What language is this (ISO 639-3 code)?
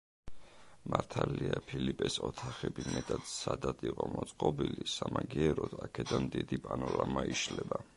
kat